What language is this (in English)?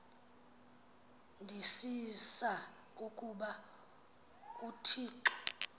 Xhosa